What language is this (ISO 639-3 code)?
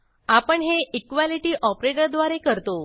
mar